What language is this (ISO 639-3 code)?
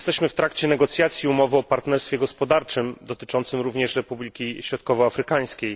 pol